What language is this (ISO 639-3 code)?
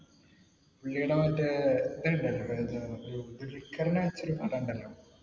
mal